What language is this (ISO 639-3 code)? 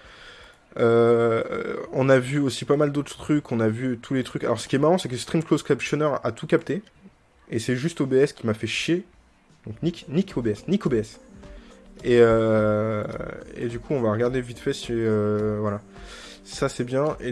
fra